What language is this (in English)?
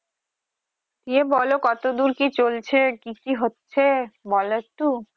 Bangla